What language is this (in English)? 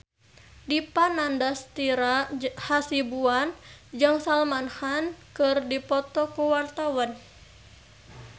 Sundanese